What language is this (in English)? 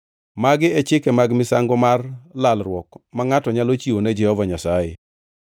Luo (Kenya and Tanzania)